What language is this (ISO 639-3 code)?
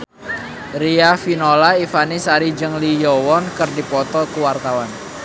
sun